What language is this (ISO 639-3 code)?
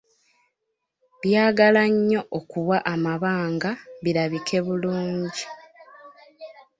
lug